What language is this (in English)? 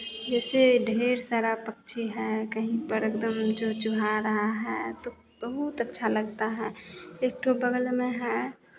Hindi